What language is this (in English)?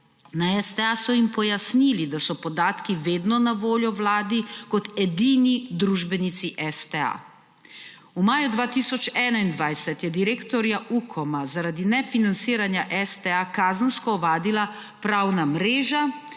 Slovenian